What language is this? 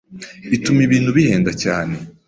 Kinyarwanda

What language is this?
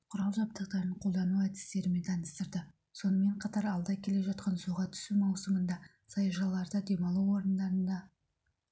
Kazakh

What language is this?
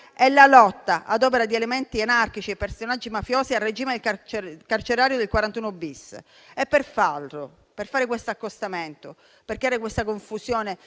Italian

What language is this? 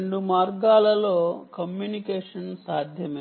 Telugu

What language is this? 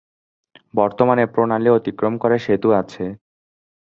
Bangla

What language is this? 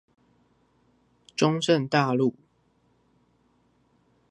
Chinese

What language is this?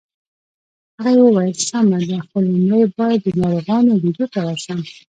Pashto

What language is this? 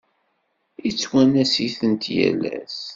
Kabyle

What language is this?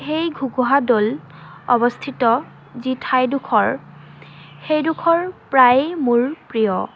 Assamese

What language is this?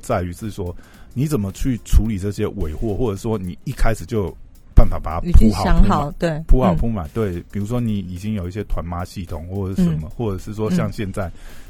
Chinese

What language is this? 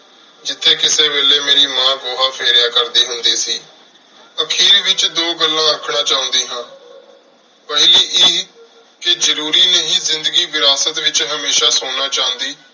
Punjabi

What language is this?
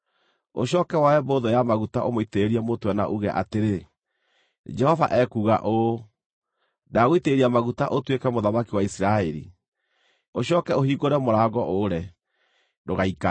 Kikuyu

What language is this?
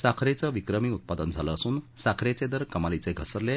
Marathi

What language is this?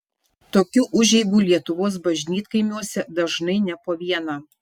Lithuanian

